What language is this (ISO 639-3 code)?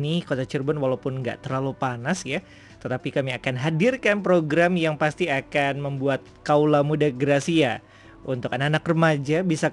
ind